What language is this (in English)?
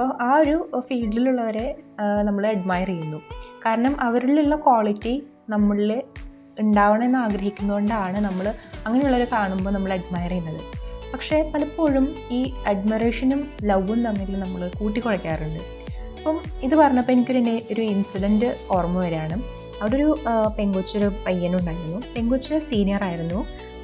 Malayalam